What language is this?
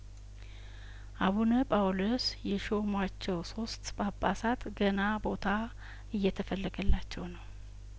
Amharic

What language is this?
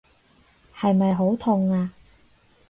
Cantonese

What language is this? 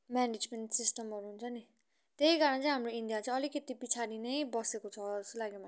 Nepali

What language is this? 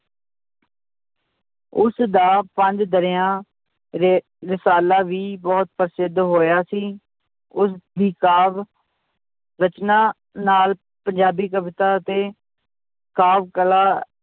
Punjabi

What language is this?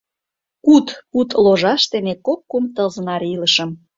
Mari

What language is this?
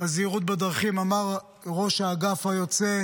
Hebrew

